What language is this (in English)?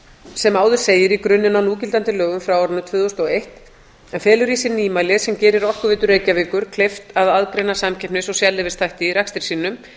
Icelandic